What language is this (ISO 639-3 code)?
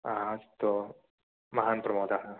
san